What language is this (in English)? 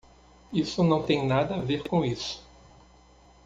Portuguese